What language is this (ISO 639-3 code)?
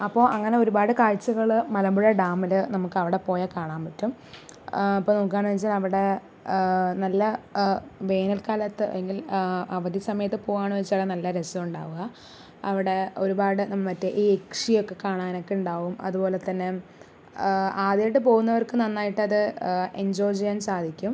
mal